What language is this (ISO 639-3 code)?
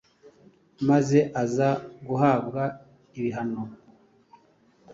kin